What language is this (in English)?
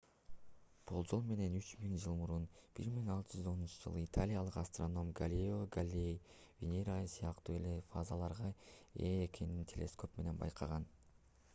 Kyrgyz